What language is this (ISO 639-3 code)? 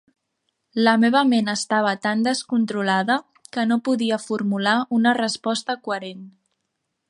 cat